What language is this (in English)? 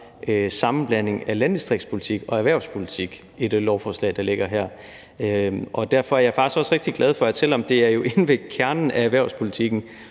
Danish